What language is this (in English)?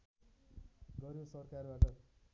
Nepali